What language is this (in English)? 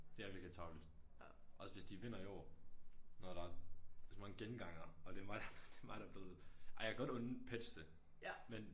Danish